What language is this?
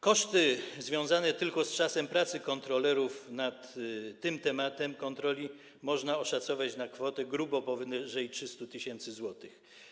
Polish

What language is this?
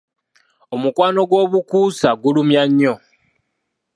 Ganda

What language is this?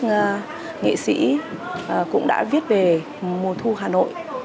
Vietnamese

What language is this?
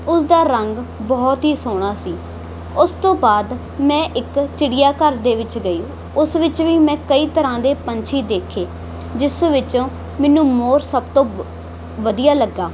Punjabi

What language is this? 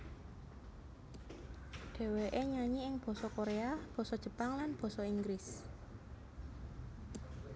Javanese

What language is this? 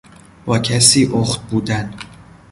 Persian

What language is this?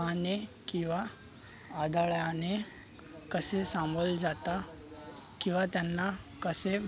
Marathi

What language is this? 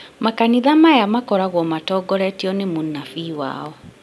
Kikuyu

